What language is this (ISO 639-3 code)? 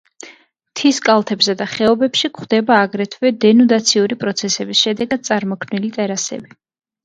kat